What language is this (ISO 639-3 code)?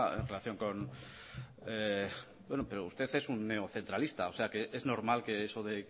spa